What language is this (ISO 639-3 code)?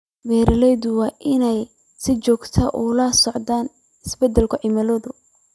som